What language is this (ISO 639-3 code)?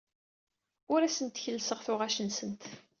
kab